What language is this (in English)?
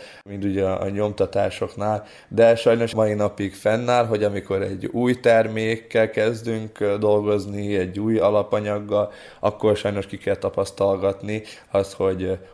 Hungarian